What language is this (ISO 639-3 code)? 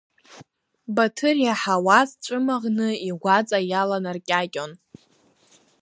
abk